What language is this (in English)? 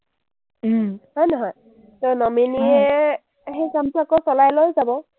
Assamese